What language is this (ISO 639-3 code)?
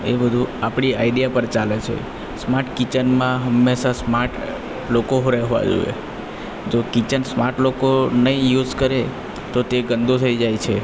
guj